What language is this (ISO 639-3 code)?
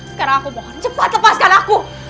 ind